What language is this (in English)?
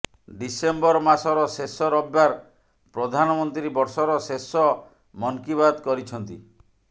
Odia